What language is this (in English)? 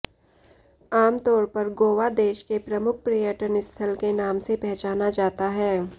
Hindi